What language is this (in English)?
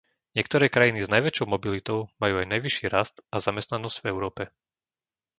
Slovak